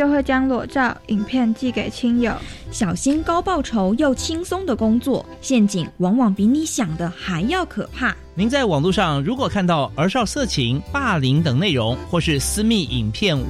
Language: Chinese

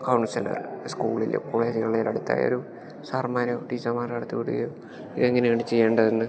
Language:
Malayalam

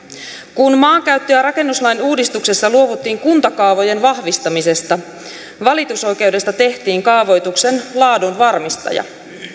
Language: Finnish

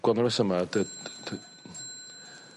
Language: Welsh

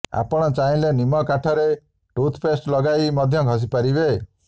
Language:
Odia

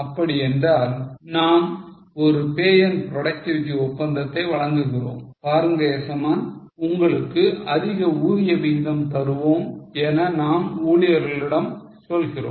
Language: Tamil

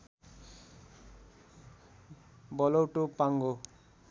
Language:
Nepali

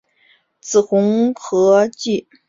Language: Chinese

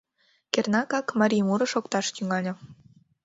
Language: Mari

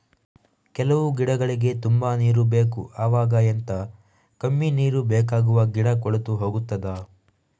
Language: Kannada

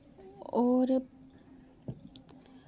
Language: Dogri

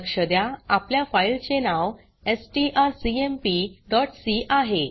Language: Marathi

